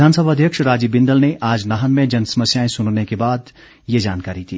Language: Hindi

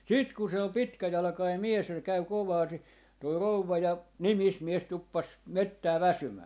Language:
Finnish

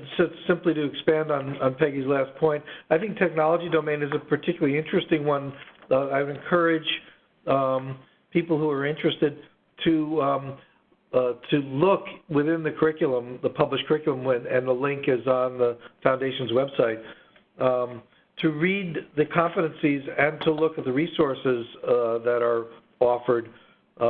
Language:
English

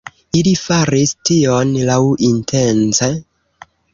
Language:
Esperanto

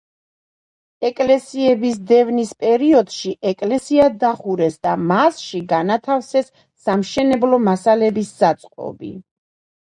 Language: Georgian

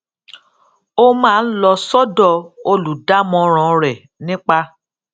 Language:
Yoruba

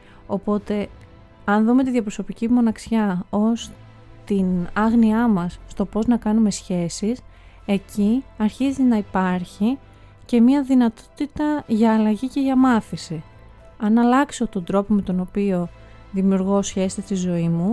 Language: Greek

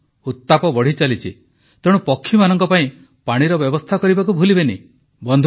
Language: Odia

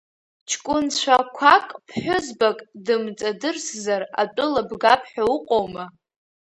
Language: Abkhazian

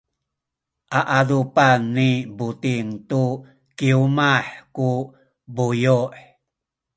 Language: Sakizaya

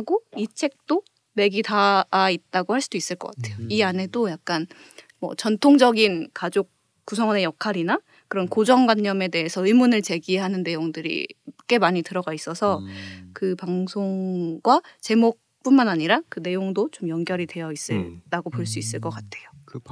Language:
Korean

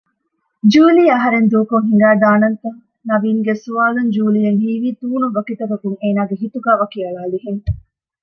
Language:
Divehi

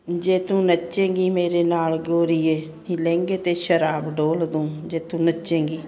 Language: Punjabi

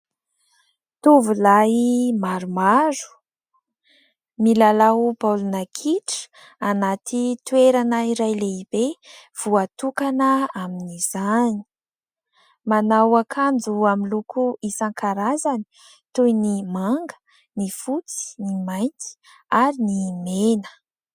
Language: Malagasy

